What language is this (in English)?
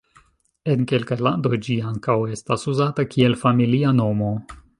Esperanto